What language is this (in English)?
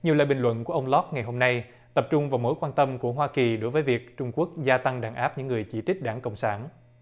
Vietnamese